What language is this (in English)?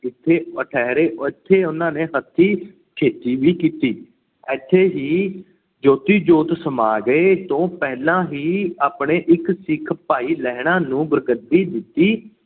Punjabi